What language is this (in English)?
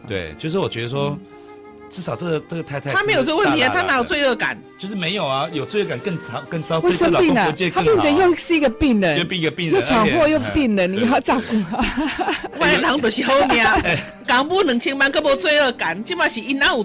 Chinese